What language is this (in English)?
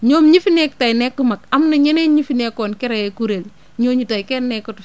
Wolof